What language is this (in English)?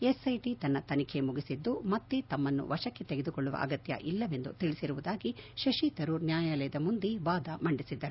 Kannada